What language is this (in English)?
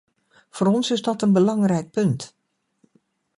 Dutch